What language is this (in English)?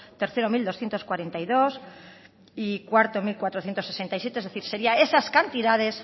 Spanish